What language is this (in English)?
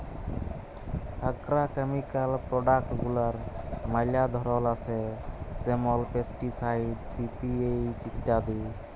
Bangla